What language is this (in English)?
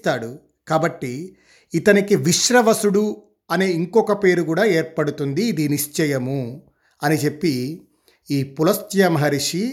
Telugu